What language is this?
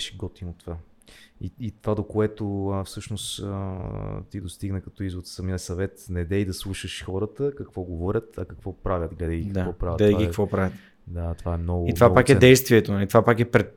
Bulgarian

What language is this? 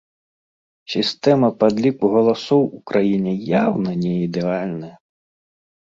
Belarusian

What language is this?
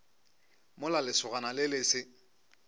Northern Sotho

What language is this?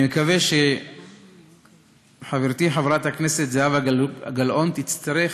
Hebrew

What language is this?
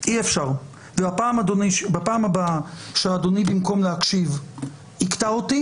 Hebrew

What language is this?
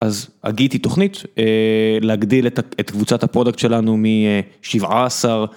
Hebrew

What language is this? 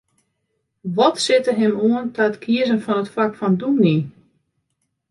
Western Frisian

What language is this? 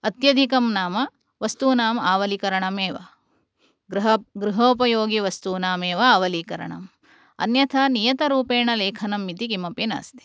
Sanskrit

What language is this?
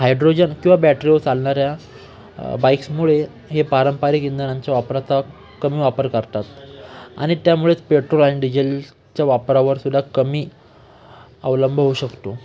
Marathi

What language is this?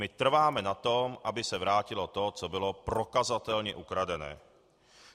Czech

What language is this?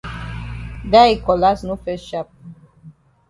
Cameroon Pidgin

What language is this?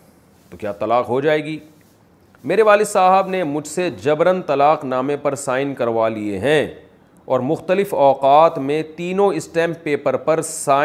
Urdu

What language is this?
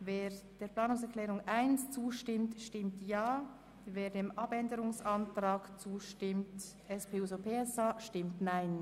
Swiss German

